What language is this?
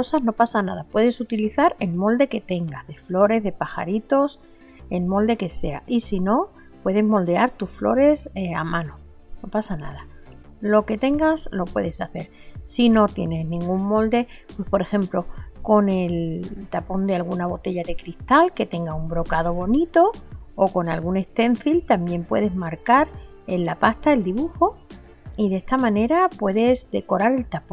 Spanish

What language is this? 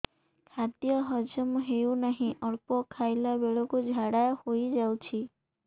Odia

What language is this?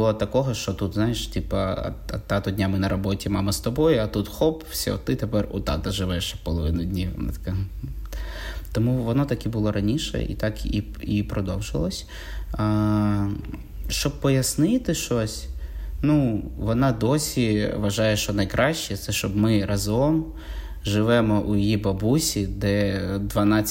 Ukrainian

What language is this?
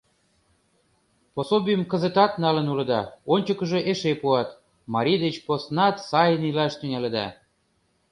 Mari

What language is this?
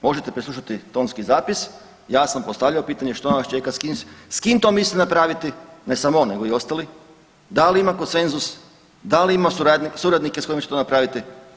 Croatian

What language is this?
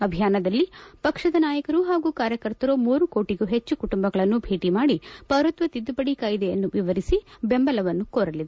Kannada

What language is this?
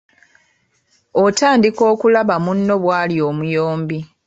Ganda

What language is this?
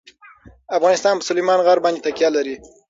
Pashto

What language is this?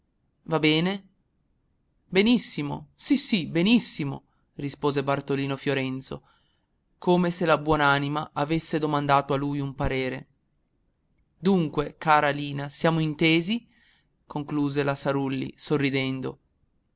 Italian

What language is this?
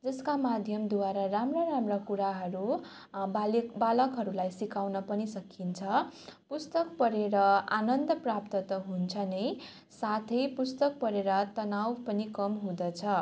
Nepali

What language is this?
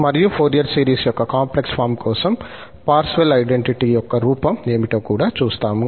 Telugu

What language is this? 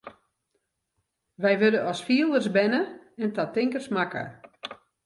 Western Frisian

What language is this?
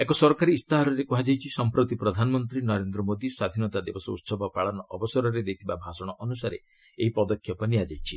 Odia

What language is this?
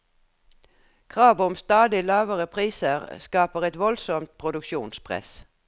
Norwegian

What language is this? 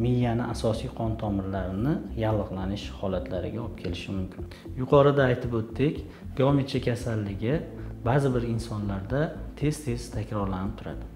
Turkish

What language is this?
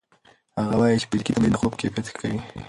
Pashto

